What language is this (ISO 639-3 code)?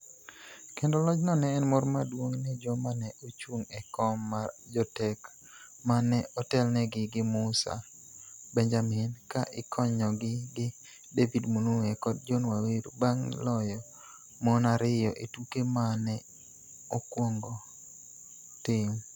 luo